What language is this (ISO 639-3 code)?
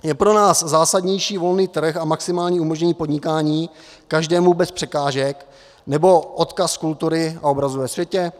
ces